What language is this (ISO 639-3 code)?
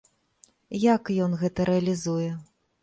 bel